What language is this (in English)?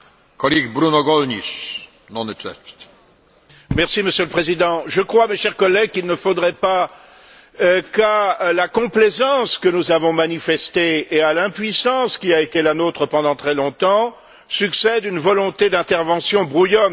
French